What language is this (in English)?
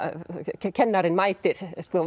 Icelandic